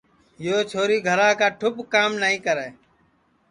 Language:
Sansi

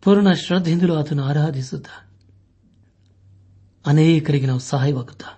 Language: Kannada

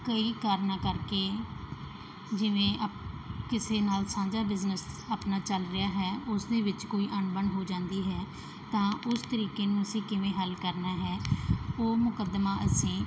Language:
Punjabi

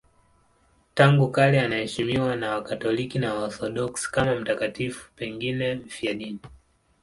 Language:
Swahili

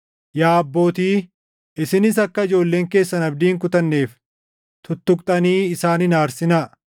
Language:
Oromo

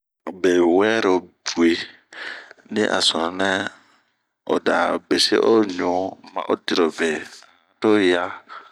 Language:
Bomu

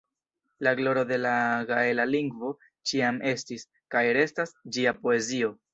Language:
Esperanto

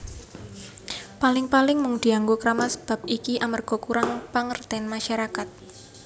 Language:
Javanese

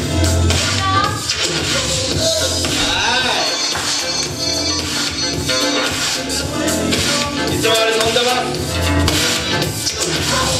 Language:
Arabic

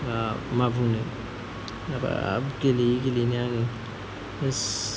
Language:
Bodo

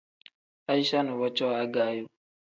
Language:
Tem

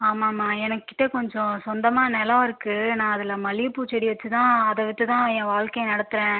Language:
Tamil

